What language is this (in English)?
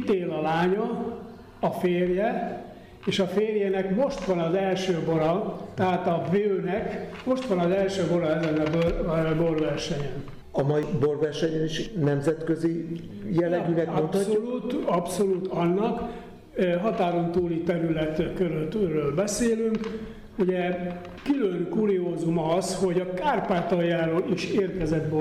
Hungarian